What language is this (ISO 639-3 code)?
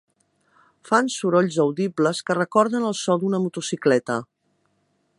cat